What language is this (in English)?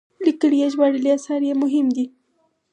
Pashto